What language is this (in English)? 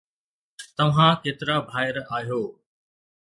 Sindhi